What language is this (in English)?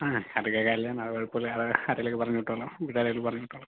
Malayalam